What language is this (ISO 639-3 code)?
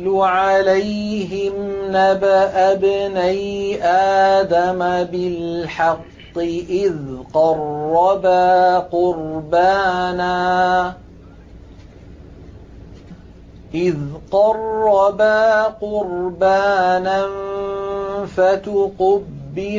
ara